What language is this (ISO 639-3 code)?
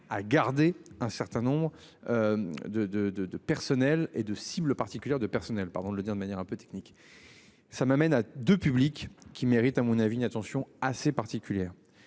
fra